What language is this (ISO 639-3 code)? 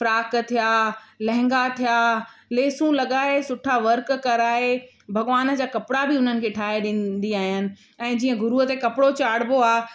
snd